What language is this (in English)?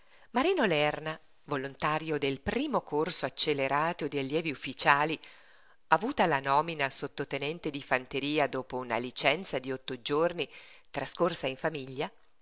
Italian